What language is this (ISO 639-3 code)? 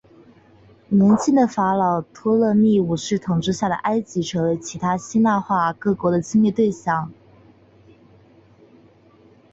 zho